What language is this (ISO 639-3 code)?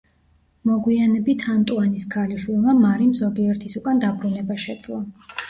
kat